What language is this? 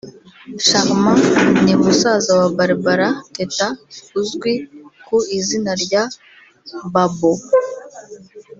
Kinyarwanda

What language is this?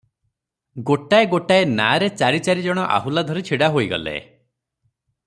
Odia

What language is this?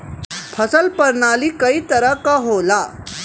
Bhojpuri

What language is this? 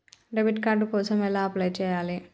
Telugu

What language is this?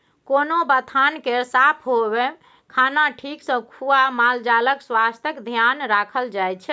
Maithili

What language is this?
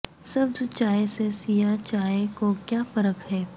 Urdu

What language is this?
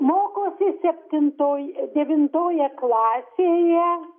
Lithuanian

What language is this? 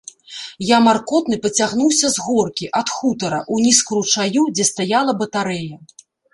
Belarusian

